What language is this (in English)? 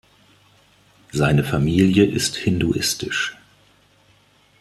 German